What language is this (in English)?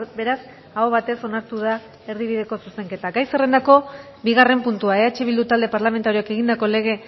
Basque